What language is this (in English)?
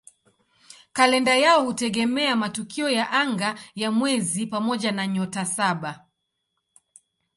Swahili